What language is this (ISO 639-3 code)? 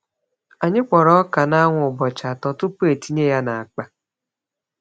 ibo